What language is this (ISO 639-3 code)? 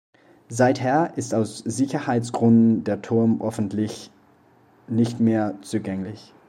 deu